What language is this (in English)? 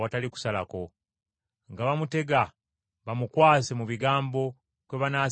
Ganda